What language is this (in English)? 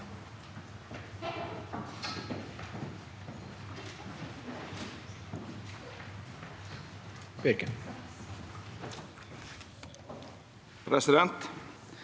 Norwegian